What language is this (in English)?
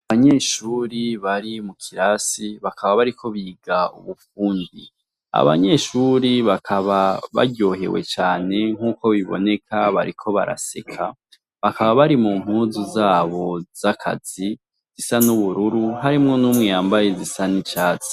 Rundi